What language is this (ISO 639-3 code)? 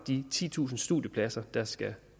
dan